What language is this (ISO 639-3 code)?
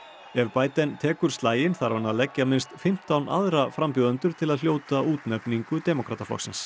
isl